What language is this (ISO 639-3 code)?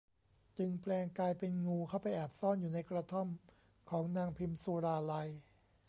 tha